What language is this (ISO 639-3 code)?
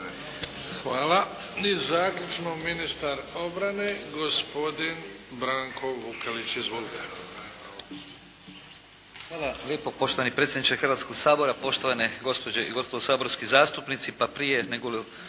hrv